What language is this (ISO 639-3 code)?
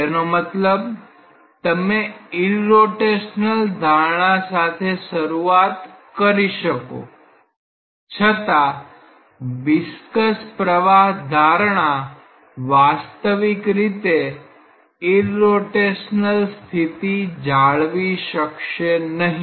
guj